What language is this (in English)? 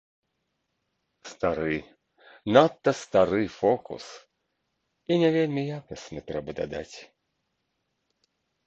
Belarusian